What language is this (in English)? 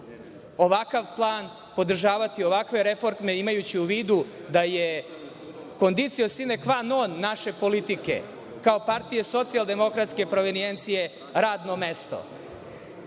Serbian